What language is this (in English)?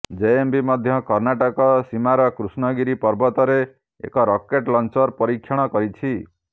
Odia